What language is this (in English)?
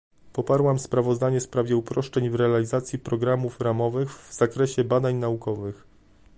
Polish